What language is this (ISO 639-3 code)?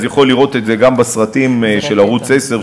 heb